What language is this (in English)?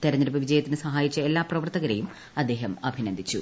Malayalam